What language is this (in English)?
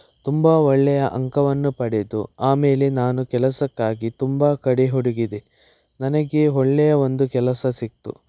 Kannada